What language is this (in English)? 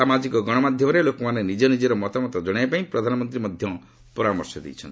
Odia